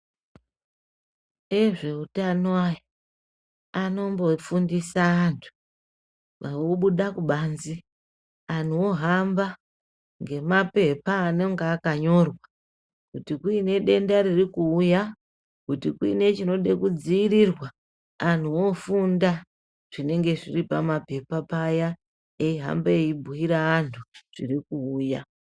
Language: Ndau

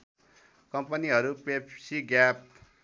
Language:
Nepali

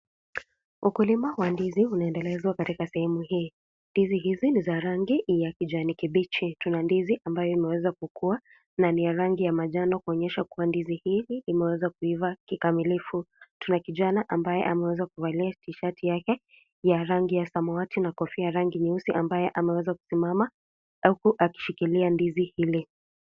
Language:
Swahili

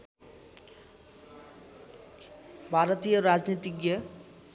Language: Nepali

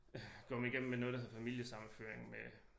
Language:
Danish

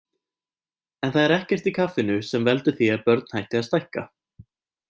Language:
Icelandic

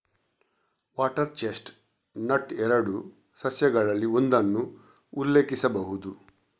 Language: Kannada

